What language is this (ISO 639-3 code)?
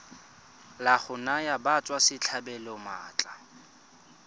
tsn